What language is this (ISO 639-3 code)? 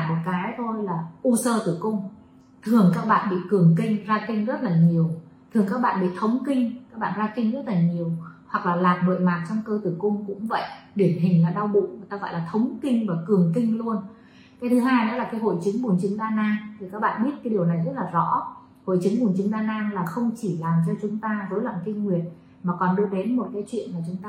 vie